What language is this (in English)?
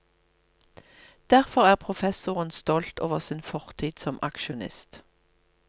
Norwegian